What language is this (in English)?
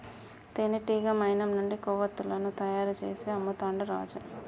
Telugu